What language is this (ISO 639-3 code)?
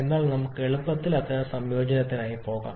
mal